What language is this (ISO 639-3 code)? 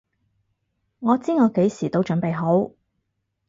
yue